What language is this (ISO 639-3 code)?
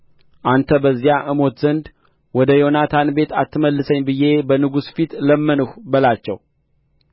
amh